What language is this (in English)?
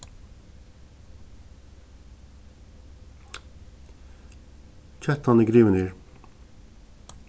Faroese